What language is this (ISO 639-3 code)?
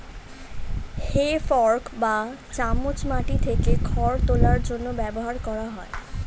ben